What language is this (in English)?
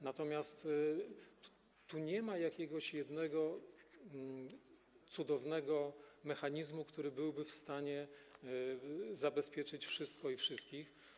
Polish